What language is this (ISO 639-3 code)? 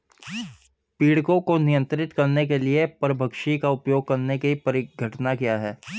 hin